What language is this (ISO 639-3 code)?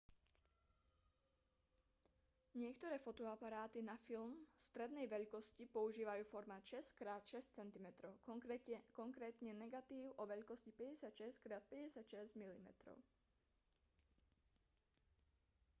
slk